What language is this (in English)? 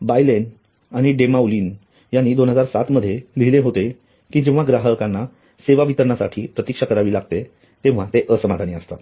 Marathi